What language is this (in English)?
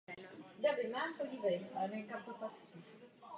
Czech